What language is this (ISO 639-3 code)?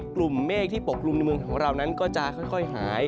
tha